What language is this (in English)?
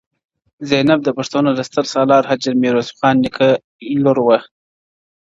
Pashto